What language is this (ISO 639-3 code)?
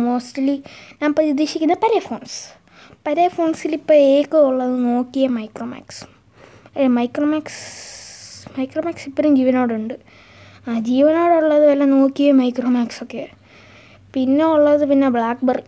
mal